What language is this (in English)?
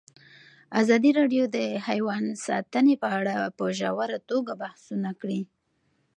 Pashto